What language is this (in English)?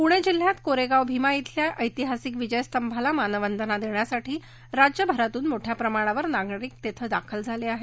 Marathi